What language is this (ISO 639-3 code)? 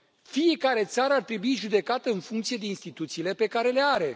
ron